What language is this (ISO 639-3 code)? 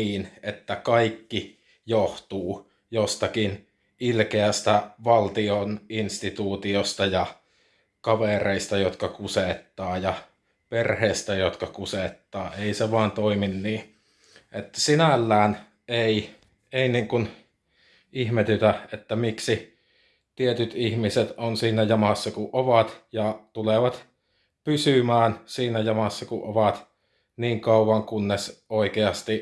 fin